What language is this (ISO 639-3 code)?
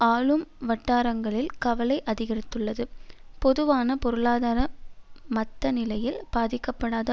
tam